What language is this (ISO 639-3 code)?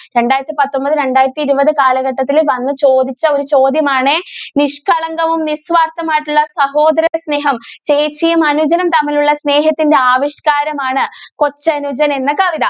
mal